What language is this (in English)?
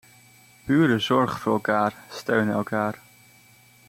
Dutch